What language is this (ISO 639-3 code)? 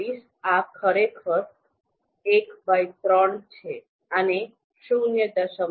guj